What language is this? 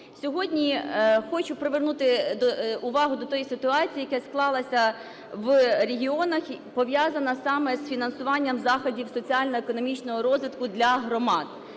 Ukrainian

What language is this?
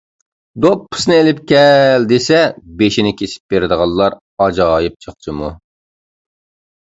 Uyghur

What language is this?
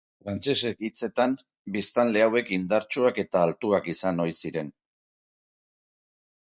Basque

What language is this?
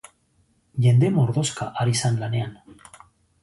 Basque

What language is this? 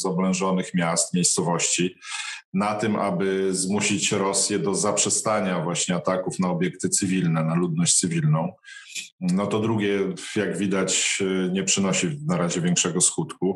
Polish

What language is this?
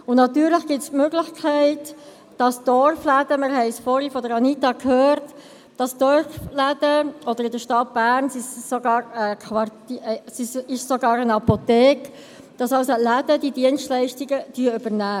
Swiss German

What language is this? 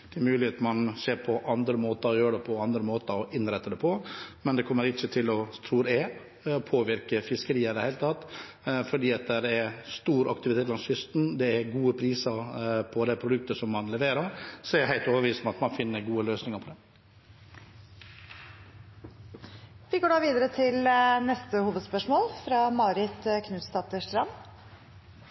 Norwegian Bokmål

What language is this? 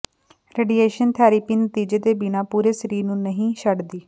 Punjabi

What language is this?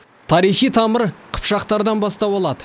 Kazakh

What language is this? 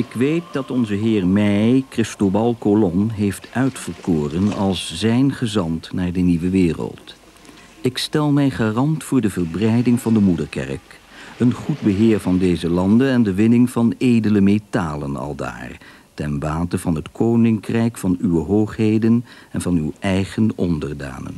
Dutch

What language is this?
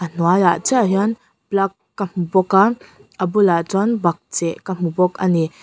Mizo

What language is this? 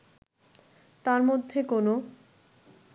Bangla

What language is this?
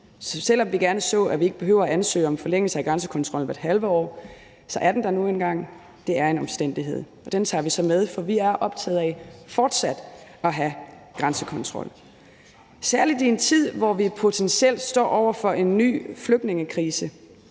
Danish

